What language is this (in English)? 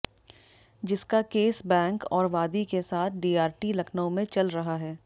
Hindi